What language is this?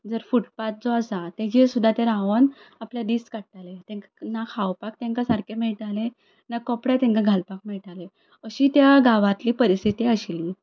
Konkani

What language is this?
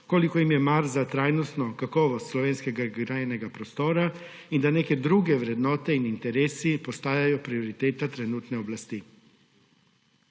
Slovenian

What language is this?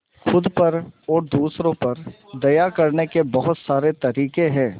Hindi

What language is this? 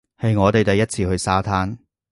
Cantonese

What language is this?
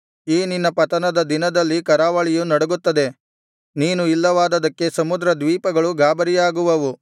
Kannada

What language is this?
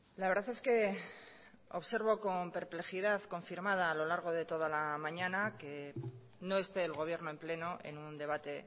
Spanish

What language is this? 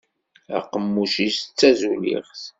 Kabyle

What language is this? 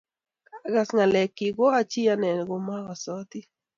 Kalenjin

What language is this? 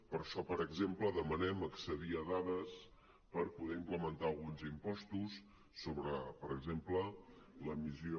Catalan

